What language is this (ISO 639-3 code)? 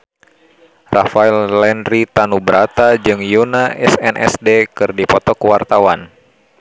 sun